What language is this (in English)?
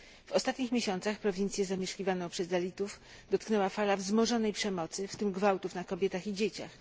Polish